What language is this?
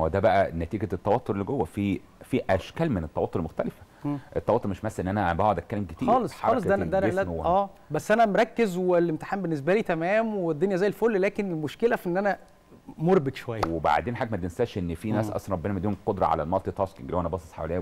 Arabic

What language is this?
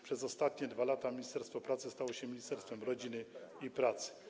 Polish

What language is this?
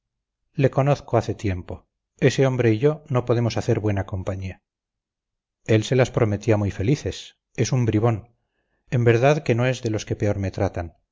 Spanish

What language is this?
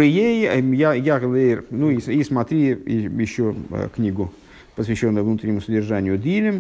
Russian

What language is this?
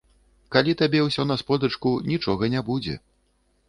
Belarusian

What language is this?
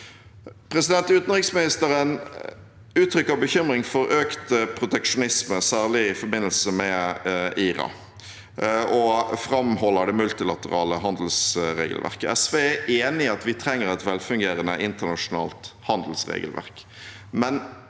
Norwegian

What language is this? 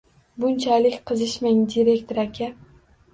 Uzbek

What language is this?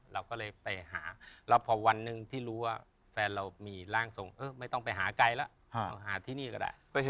Thai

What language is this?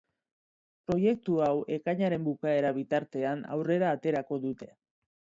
Basque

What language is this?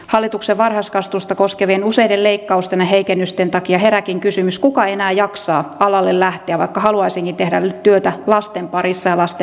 Finnish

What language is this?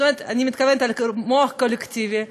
Hebrew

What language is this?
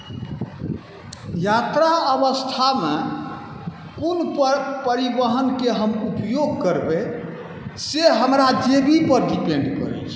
Maithili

